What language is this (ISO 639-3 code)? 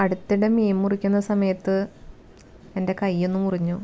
mal